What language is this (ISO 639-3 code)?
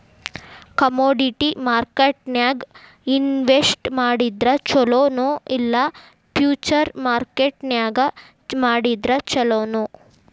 kan